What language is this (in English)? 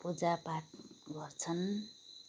Nepali